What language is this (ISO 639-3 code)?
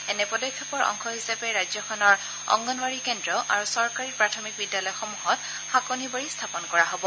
asm